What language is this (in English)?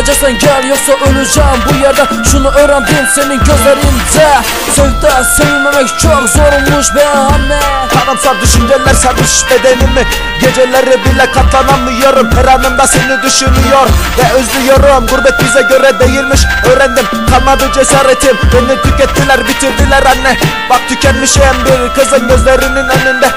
Turkish